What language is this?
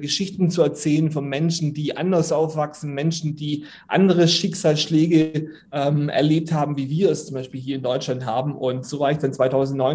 German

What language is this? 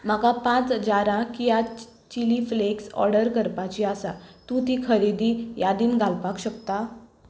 Konkani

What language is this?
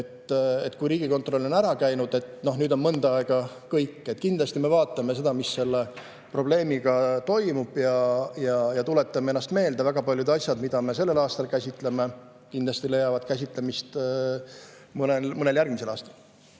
Estonian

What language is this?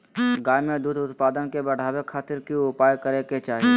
Magahi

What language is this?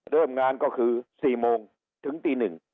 Thai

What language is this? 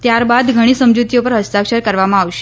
Gujarati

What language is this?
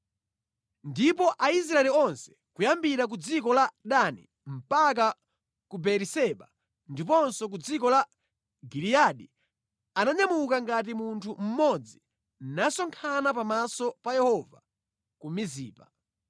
Nyanja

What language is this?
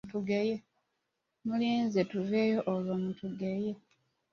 Ganda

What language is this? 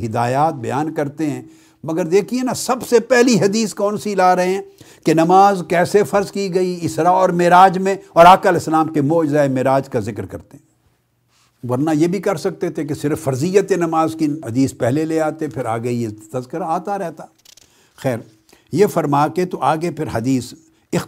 Urdu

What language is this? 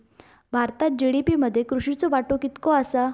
Marathi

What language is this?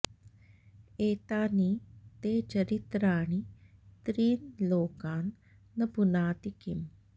Sanskrit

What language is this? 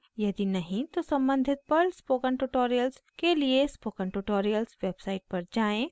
Hindi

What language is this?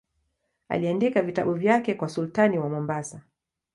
Swahili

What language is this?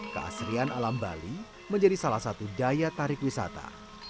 Indonesian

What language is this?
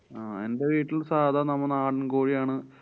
Malayalam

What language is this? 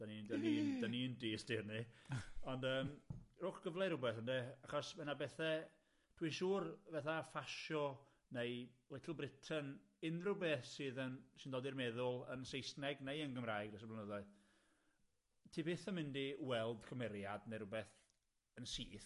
Welsh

